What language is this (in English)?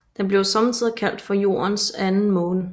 Danish